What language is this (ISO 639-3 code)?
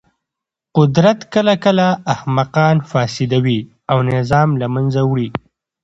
pus